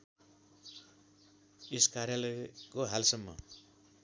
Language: Nepali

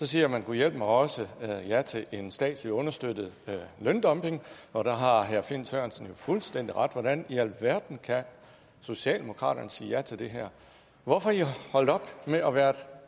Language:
Danish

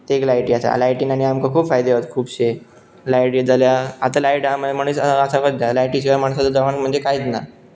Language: Konkani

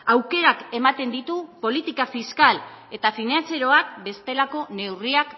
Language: Basque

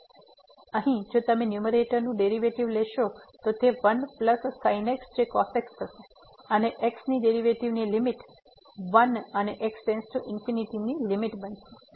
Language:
Gujarati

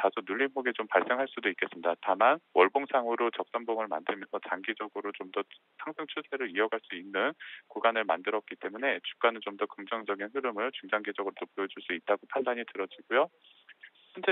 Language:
Korean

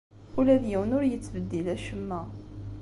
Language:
Kabyle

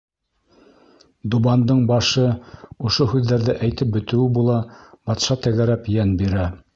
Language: Bashkir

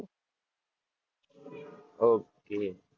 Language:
Gujarati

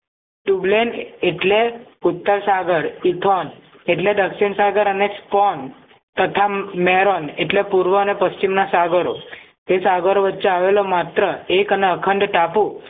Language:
Gujarati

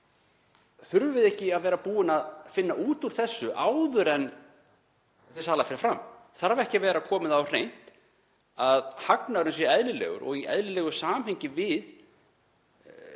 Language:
Icelandic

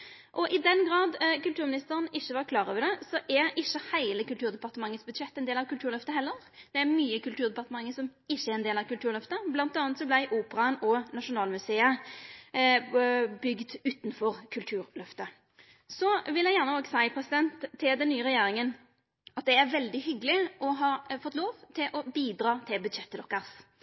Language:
Norwegian Nynorsk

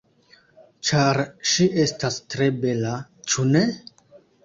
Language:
Esperanto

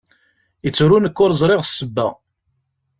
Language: Kabyle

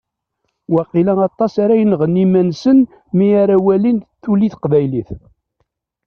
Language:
Kabyle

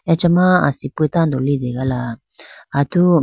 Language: Idu-Mishmi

